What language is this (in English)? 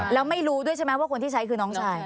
Thai